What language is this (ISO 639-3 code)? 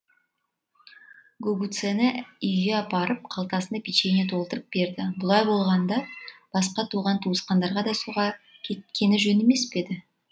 kaz